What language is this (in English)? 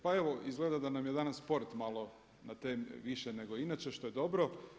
Croatian